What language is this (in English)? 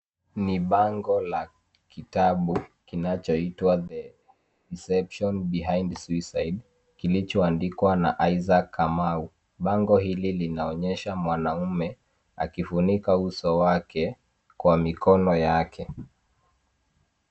Swahili